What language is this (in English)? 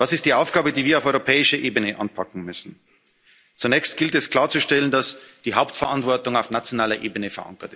German